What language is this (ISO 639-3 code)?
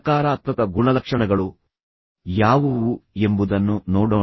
kan